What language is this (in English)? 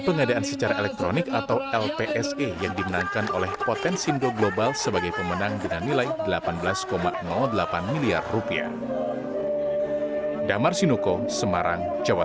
Indonesian